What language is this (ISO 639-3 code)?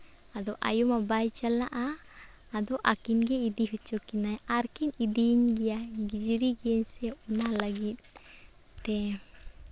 sat